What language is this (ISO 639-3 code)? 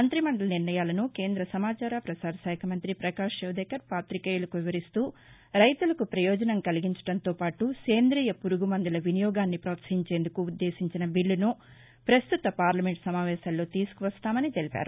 tel